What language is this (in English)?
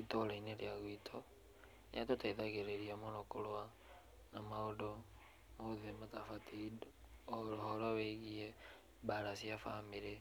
Kikuyu